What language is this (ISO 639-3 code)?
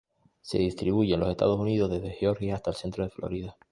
spa